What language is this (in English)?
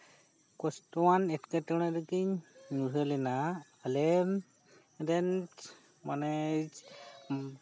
Santali